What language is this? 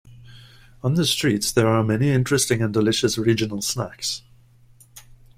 English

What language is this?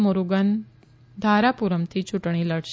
Gujarati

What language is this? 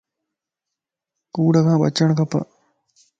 Lasi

